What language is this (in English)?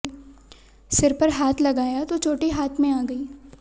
Hindi